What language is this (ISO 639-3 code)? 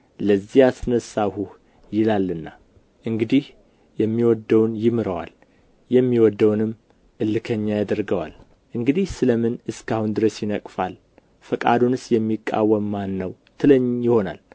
amh